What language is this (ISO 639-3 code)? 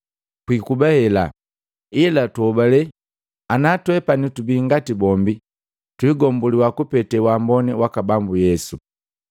mgv